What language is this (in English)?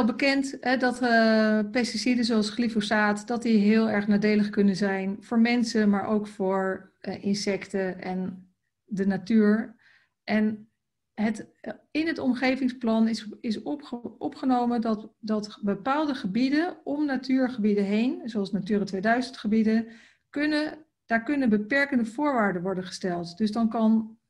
Dutch